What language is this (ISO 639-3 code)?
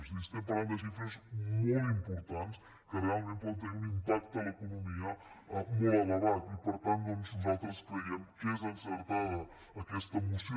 cat